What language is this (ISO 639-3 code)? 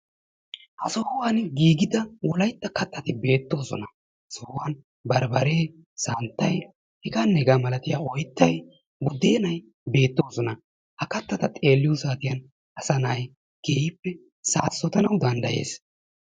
wal